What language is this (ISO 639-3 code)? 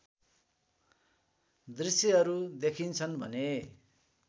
nep